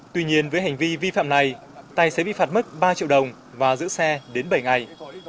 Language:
Vietnamese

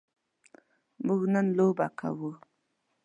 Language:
Pashto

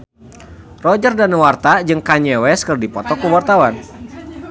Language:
Sundanese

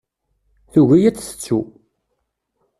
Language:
Kabyle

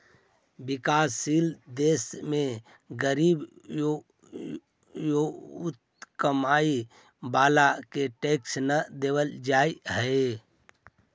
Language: Magahi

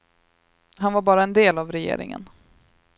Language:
Swedish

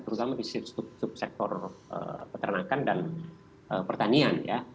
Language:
Indonesian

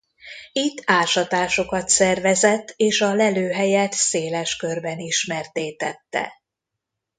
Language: Hungarian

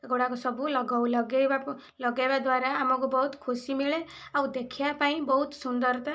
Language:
Odia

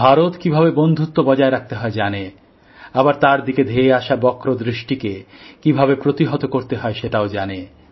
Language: Bangla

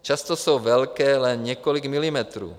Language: Czech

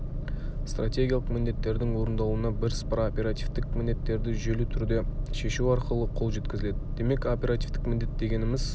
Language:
Kazakh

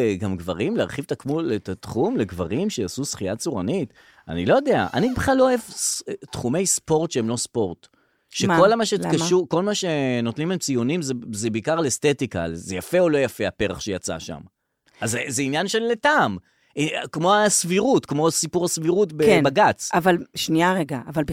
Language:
Hebrew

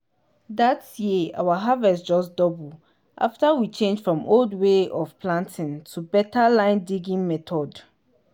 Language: Nigerian Pidgin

